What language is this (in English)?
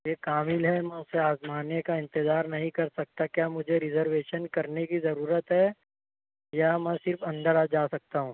Urdu